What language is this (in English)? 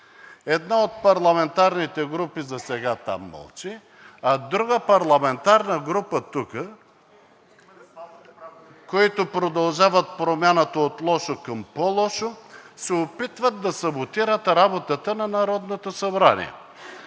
Bulgarian